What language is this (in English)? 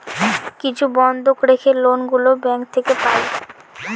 Bangla